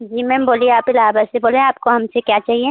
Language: Hindi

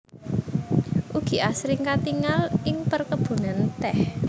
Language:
Javanese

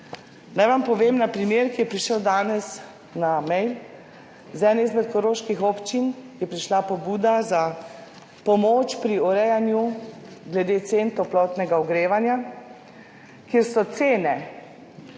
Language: Slovenian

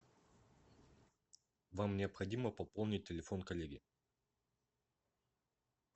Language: Russian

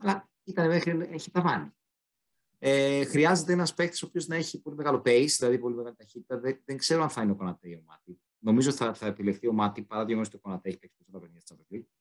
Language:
Greek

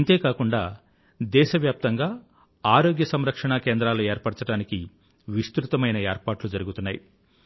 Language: Telugu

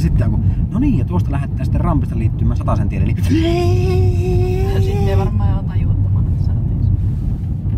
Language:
Finnish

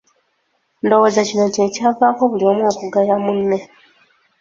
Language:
Ganda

